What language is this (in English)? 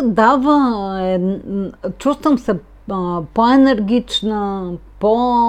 Bulgarian